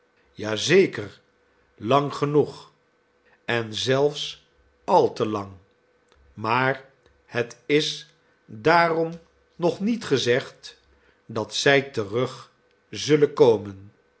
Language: Dutch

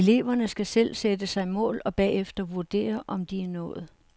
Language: Danish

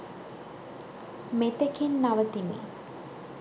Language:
Sinhala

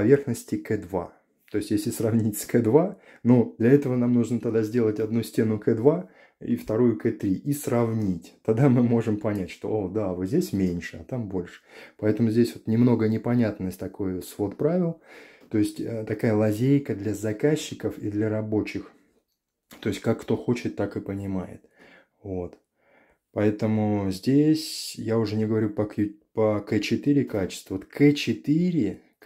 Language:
Russian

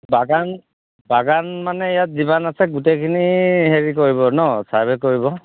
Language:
Assamese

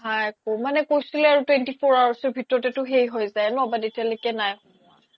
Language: Assamese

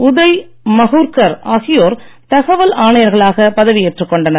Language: Tamil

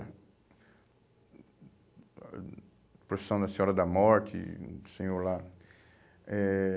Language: Portuguese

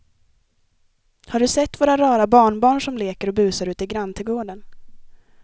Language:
Swedish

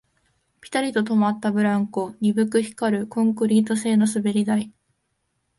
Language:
Japanese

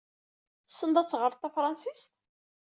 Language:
Kabyle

